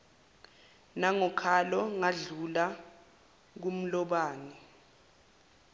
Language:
Zulu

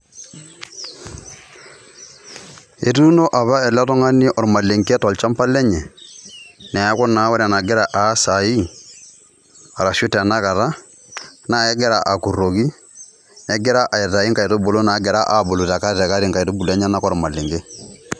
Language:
Masai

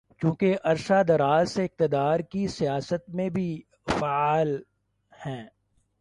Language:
Urdu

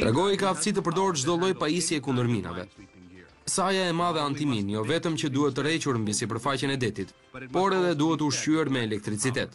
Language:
Romanian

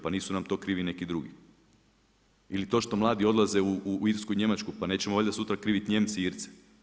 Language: Croatian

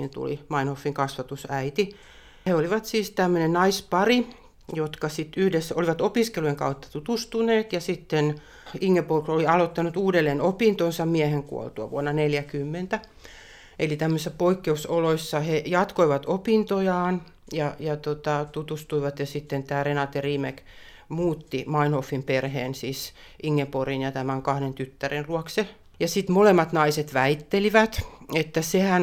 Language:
Finnish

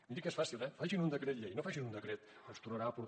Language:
Catalan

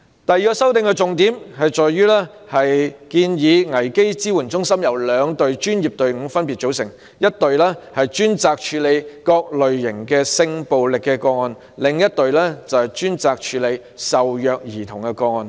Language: Cantonese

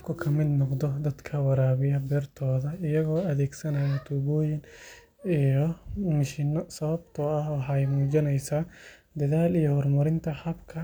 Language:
Somali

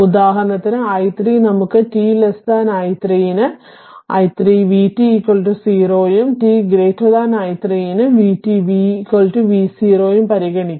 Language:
Malayalam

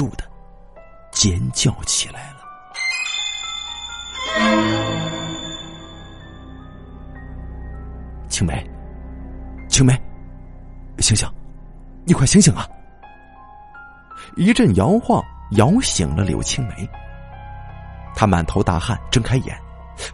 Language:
Chinese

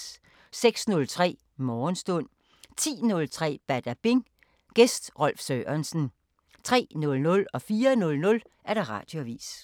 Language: Danish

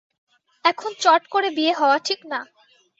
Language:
Bangla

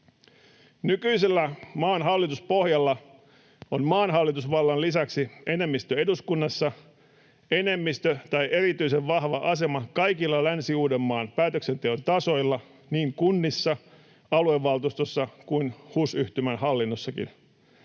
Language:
Finnish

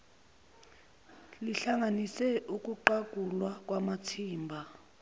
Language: Zulu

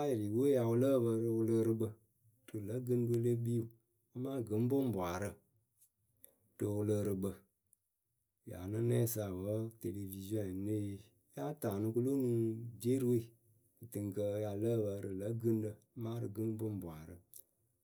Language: Akebu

